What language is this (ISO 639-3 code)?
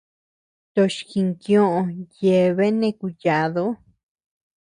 cux